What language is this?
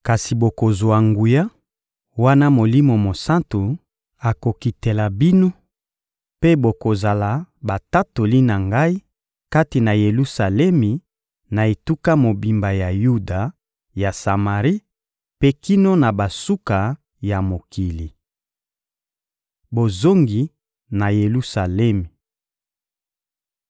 Lingala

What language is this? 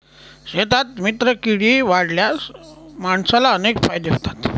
Marathi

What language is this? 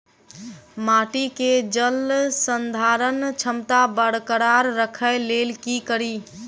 Maithili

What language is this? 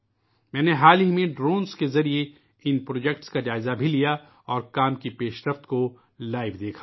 Urdu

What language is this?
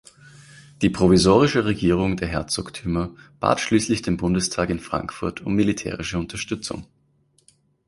German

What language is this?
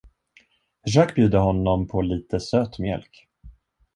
Swedish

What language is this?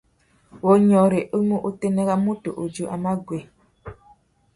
Tuki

